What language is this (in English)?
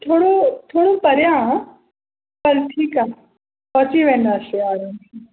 Sindhi